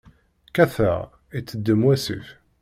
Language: Kabyle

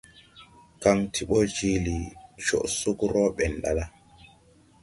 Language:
Tupuri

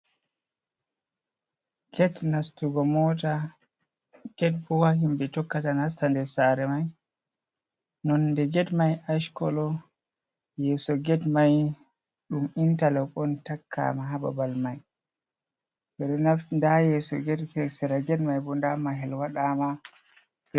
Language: Fula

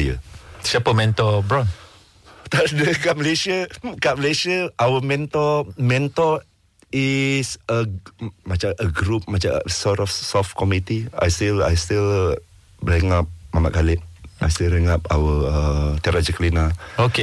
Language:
Malay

